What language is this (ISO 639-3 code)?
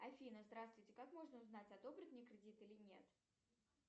rus